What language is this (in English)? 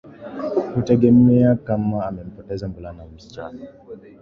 Swahili